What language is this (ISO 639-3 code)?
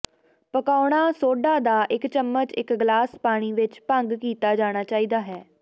pan